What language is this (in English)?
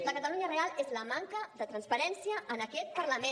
Catalan